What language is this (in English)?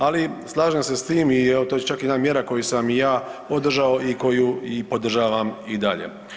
Croatian